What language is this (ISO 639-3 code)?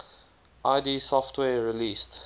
eng